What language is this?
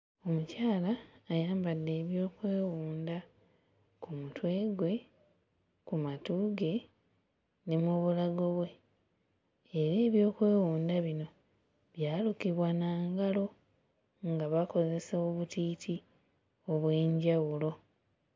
Ganda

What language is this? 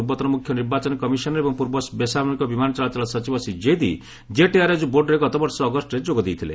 Odia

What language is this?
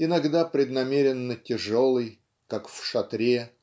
Russian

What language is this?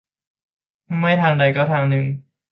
Thai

